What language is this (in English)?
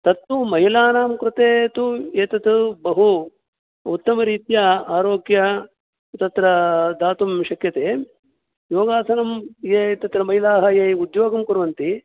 Sanskrit